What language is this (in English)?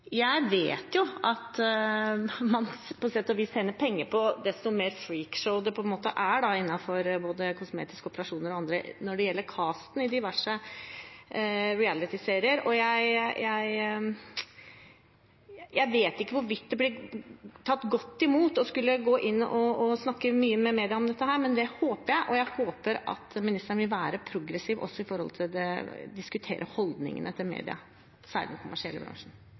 Norwegian Bokmål